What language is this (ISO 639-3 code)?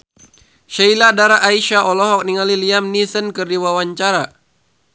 sun